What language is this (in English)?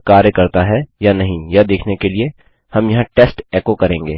Hindi